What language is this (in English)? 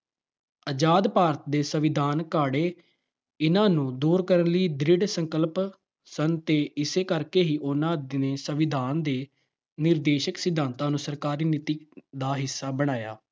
Punjabi